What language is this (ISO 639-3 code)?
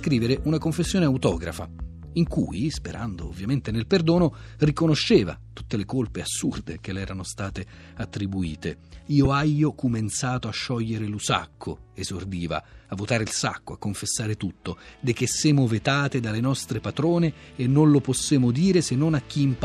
ita